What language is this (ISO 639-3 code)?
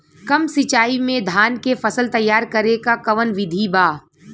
bho